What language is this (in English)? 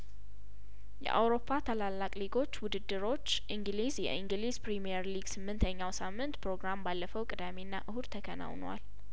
Amharic